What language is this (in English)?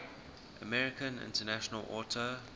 English